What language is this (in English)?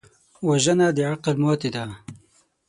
Pashto